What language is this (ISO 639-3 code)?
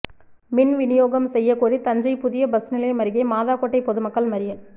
tam